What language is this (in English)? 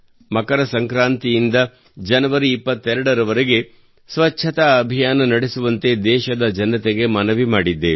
Kannada